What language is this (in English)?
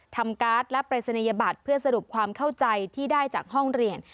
Thai